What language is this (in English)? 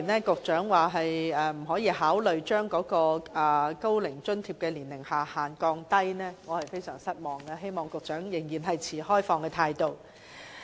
Cantonese